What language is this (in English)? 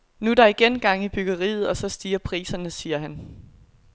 Danish